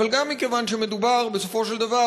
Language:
Hebrew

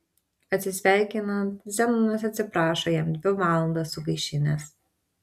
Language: Lithuanian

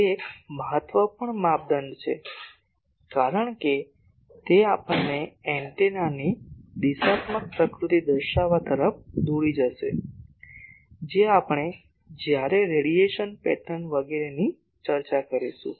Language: Gujarati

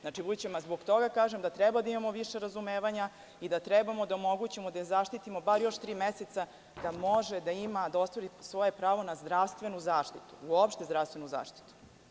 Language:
Serbian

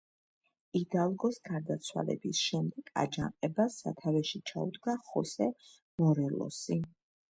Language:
Georgian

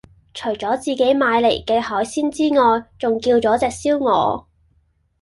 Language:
Cantonese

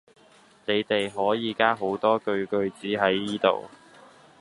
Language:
Cantonese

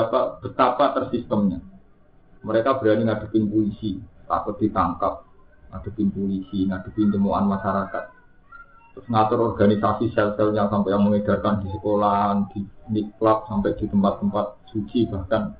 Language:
Indonesian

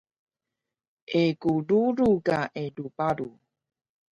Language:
Taroko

